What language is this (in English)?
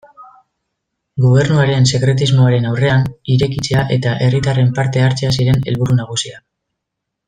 Basque